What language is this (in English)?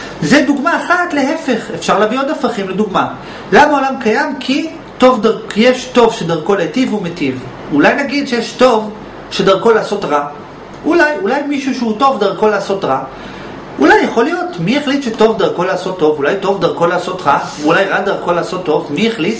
Hebrew